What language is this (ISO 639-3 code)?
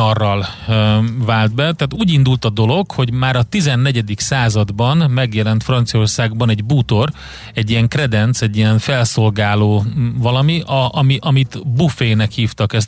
hun